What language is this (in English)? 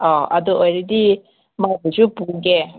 Manipuri